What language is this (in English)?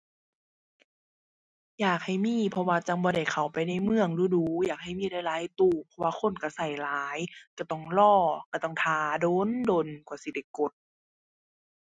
Thai